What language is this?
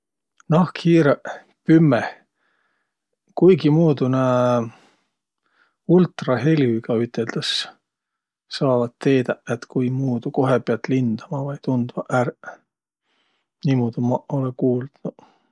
Võro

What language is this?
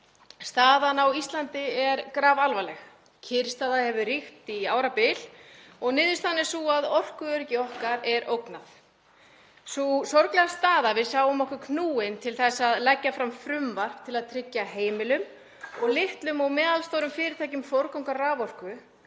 Icelandic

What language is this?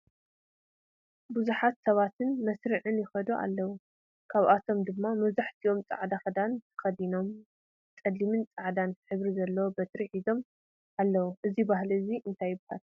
Tigrinya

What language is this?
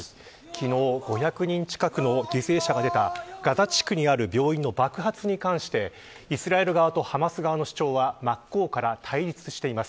Japanese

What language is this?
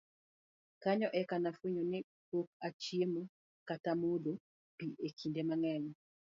Luo (Kenya and Tanzania)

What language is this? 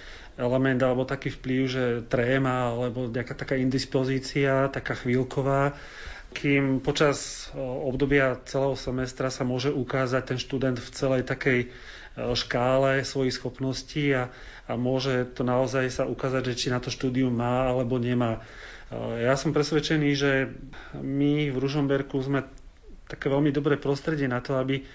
Slovak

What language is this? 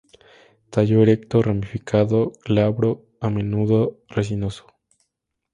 Spanish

